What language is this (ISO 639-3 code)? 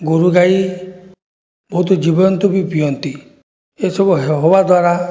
ori